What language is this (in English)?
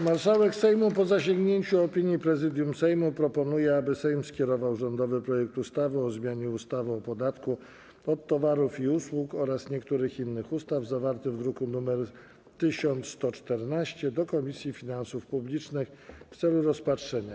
Polish